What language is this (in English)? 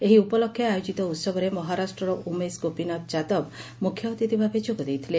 Odia